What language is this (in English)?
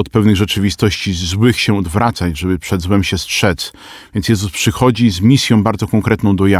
Polish